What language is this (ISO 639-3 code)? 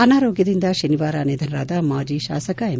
kan